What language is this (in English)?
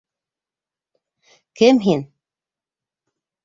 Bashkir